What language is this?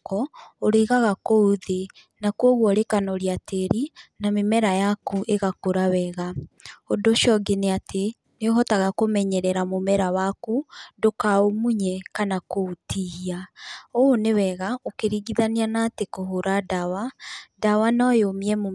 Kikuyu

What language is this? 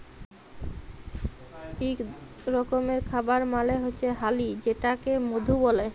Bangla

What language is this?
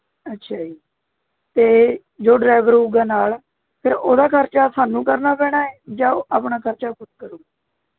Punjabi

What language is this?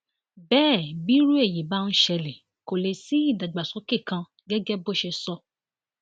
Yoruba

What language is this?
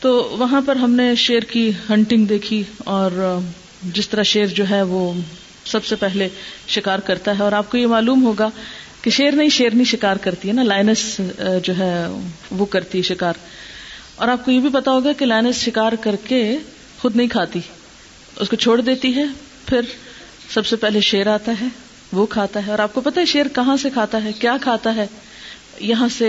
Urdu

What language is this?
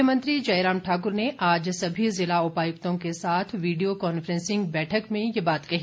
Hindi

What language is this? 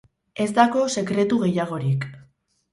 Basque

